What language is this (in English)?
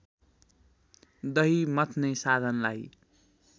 Nepali